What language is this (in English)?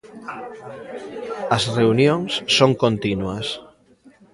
Galician